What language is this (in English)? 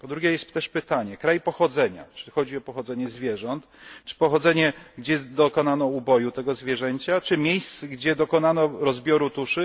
Polish